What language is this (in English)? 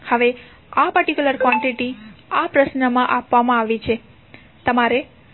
Gujarati